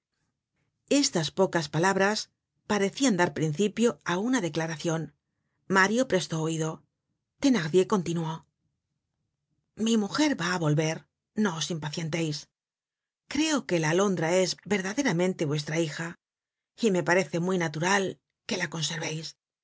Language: Spanish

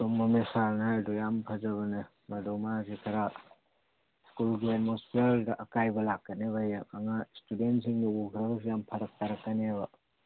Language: Manipuri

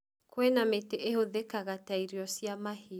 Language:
Kikuyu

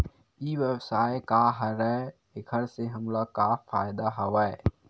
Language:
Chhattisgarhi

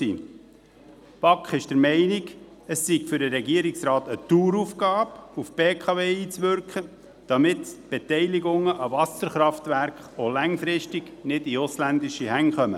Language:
Swiss German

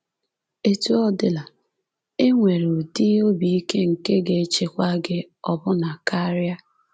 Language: Igbo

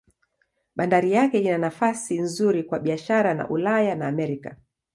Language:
Swahili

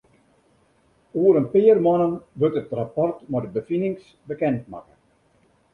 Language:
Western Frisian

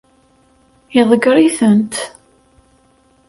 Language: Kabyle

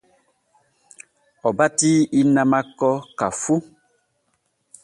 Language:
Borgu Fulfulde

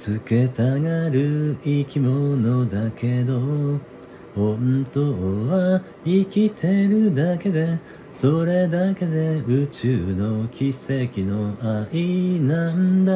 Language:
Japanese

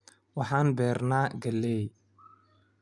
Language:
Somali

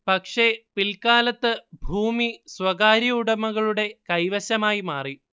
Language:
Malayalam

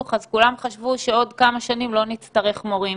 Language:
Hebrew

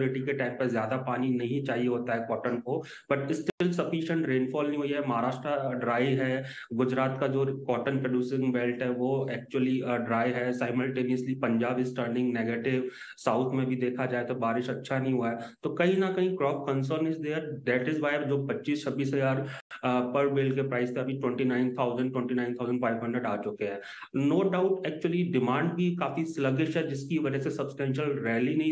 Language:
Hindi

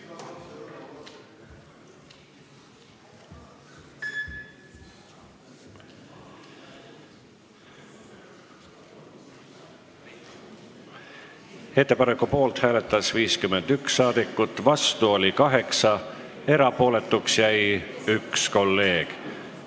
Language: Estonian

